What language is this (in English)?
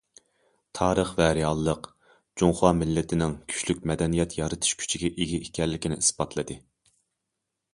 Uyghur